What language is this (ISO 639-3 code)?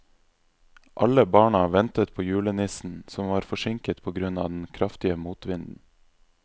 nor